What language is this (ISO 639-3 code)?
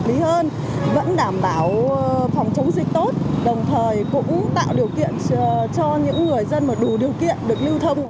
vie